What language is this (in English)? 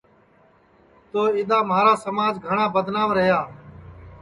Sansi